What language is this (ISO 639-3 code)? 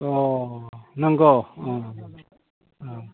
brx